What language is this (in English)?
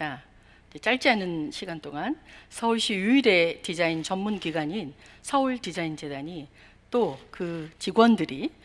Korean